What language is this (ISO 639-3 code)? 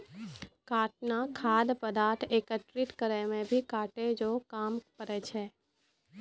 mai